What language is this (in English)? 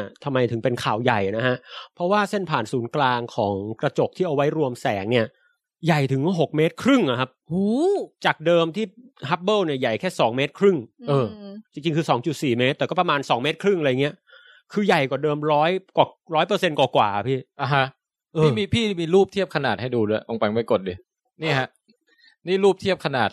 Thai